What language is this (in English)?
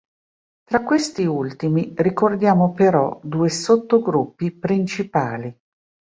Italian